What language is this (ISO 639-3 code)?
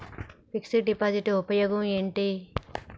tel